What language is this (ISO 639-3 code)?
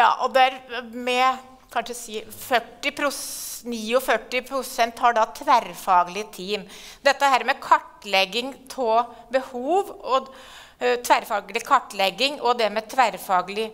nor